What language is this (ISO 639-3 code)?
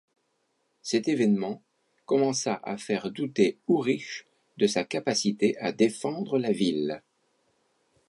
fra